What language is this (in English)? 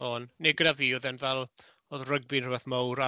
Welsh